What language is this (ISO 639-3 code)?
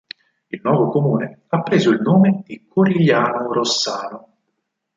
ita